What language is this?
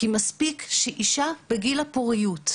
Hebrew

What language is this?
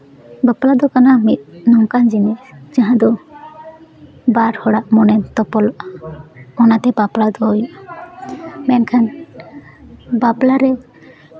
Santali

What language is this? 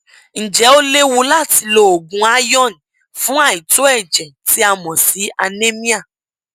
Yoruba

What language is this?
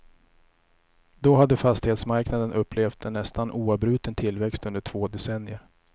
Swedish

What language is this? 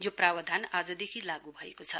Nepali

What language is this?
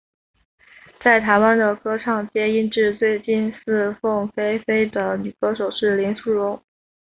Chinese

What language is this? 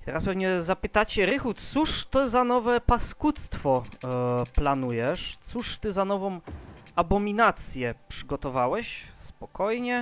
Polish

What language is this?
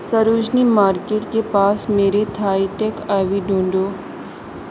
Urdu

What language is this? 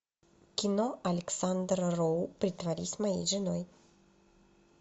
Russian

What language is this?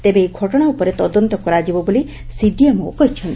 Odia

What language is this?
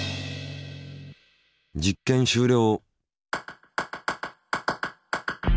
Japanese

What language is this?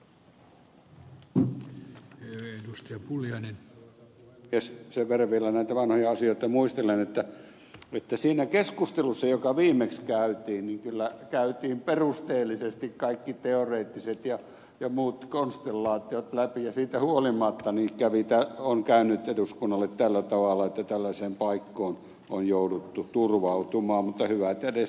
Finnish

